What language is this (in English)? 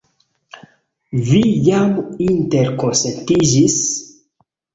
Esperanto